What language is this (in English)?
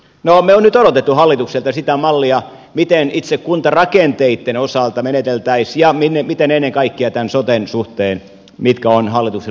Finnish